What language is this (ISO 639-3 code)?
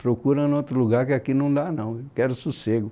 por